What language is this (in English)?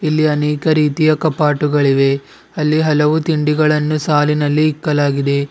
Kannada